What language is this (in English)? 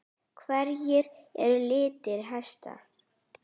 Icelandic